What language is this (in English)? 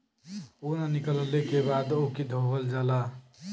Bhojpuri